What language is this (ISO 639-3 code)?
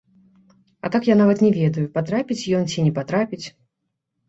bel